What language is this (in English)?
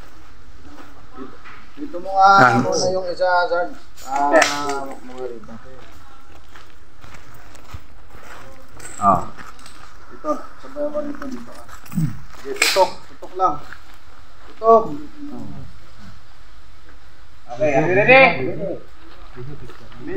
Filipino